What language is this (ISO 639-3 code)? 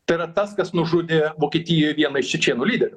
lit